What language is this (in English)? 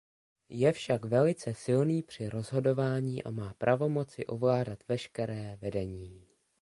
Czech